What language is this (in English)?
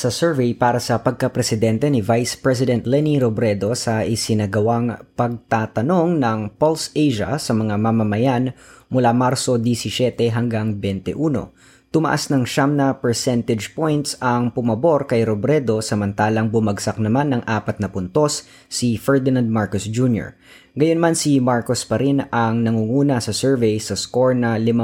Filipino